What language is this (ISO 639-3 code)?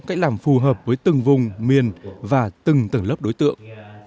vie